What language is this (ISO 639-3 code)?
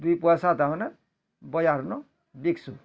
ori